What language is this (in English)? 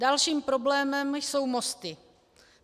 Czech